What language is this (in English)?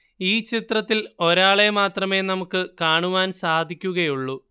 Malayalam